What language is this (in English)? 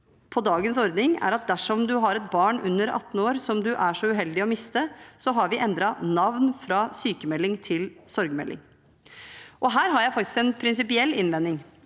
Norwegian